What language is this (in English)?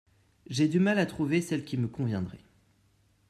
French